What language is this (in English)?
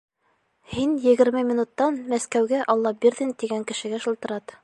Bashkir